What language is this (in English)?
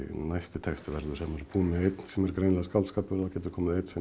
Icelandic